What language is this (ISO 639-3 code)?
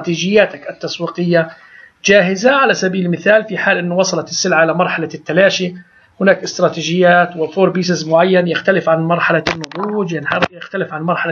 ara